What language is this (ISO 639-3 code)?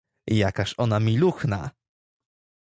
pol